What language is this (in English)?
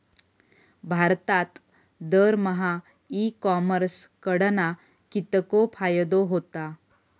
Marathi